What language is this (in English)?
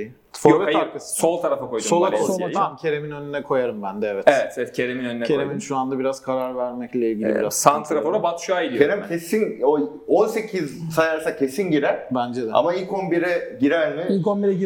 Turkish